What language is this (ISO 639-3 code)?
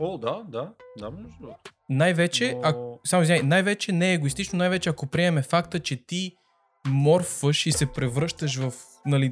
bul